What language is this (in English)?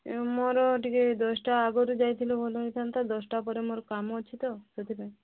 Odia